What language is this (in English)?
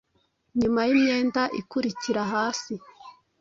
Kinyarwanda